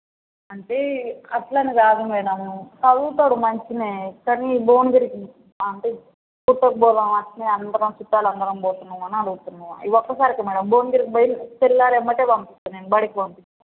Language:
Telugu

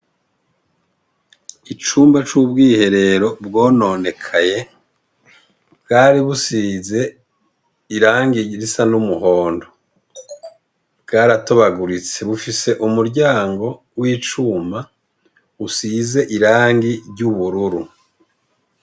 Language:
Rundi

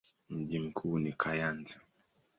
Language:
Swahili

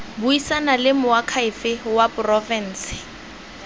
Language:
Tswana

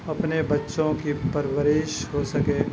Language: Urdu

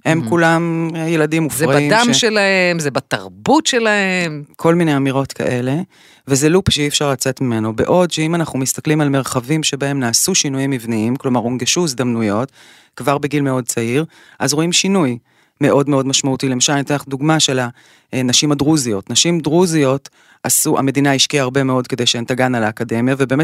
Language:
Hebrew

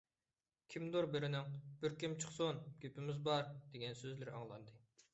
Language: Uyghur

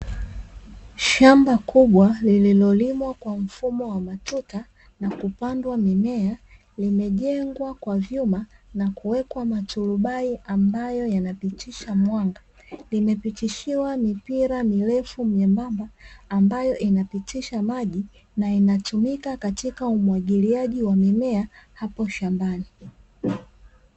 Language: Swahili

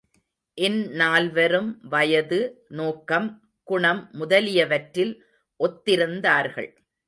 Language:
Tamil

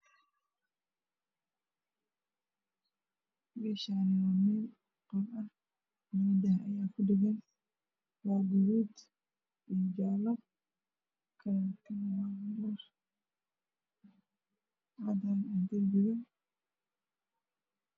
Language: Somali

